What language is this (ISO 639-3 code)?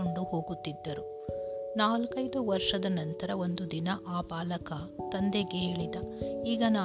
kan